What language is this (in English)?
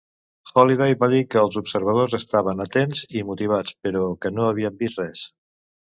Catalan